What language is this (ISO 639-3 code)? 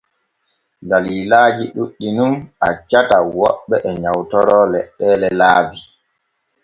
fue